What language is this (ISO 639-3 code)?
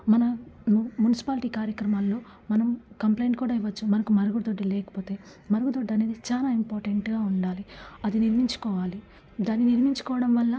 tel